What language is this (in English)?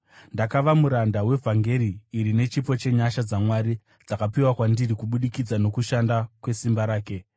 Shona